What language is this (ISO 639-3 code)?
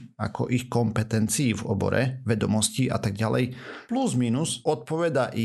slk